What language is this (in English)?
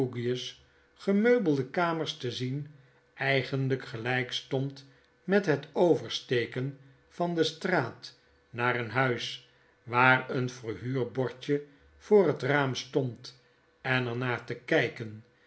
Dutch